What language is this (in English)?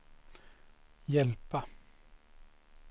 Swedish